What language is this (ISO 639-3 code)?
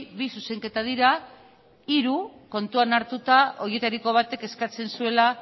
eus